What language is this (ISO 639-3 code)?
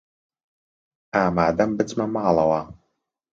ckb